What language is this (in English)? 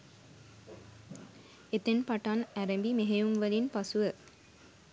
Sinhala